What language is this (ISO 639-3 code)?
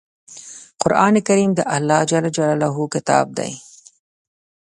pus